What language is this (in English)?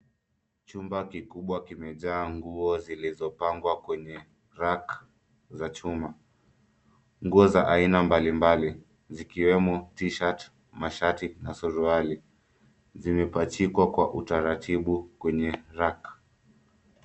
Swahili